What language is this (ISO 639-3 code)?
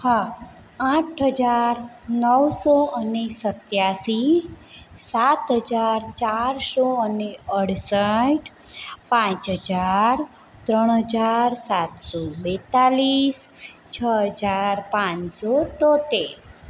guj